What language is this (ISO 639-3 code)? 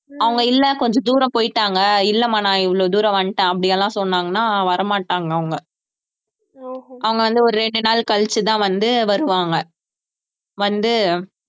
tam